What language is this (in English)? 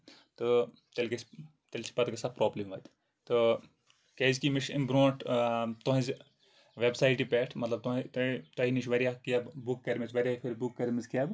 Kashmiri